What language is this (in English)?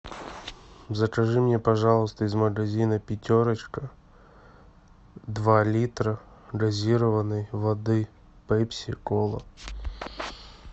Russian